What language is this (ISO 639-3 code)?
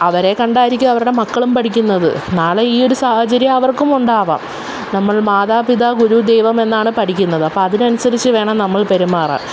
mal